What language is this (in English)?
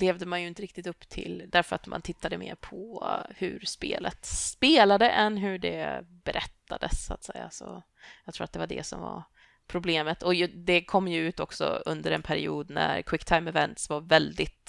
Swedish